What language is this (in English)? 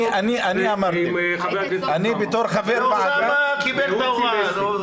Hebrew